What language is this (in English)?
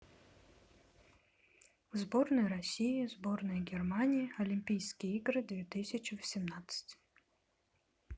Russian